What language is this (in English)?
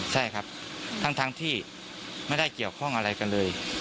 Thai